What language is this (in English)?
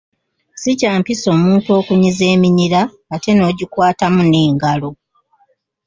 Ganda